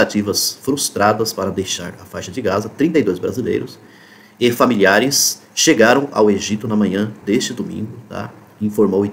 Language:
Portuguese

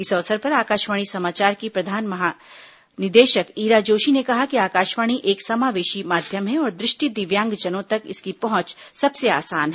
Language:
Hindi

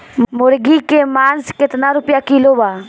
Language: Bhojpuri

